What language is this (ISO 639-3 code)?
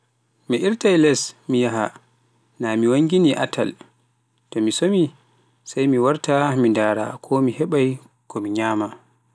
fuf